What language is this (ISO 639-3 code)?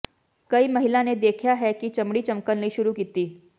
pan